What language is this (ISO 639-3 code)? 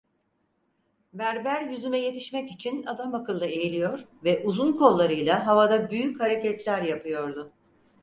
tur